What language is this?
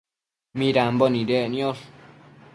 Matsés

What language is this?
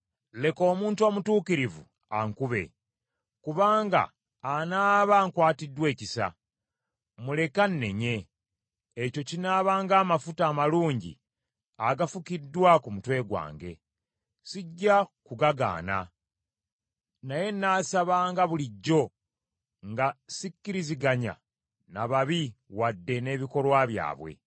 Ganda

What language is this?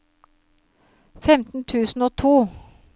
Norwegian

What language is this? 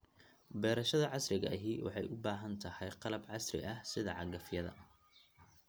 Somali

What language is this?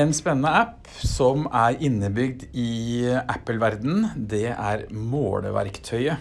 Norwegian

